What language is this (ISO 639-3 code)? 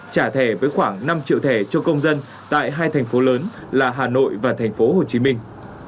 vie